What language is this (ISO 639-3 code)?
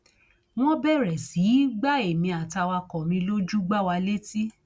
yor